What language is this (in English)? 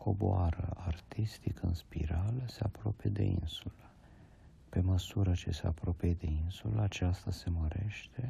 Romanian